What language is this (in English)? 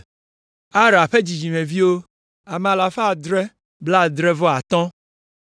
Ewe